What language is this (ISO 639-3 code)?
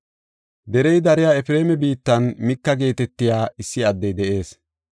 gof